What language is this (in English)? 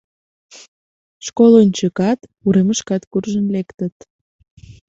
Mari